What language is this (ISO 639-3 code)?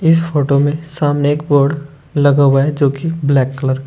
hin